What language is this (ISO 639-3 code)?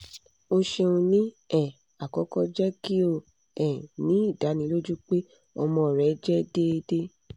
yor